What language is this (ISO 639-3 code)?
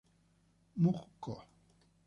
spa